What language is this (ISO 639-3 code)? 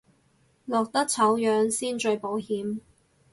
yue